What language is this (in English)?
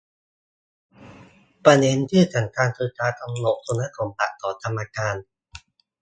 Thai